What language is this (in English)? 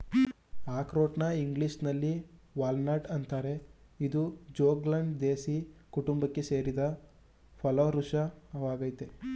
Kannada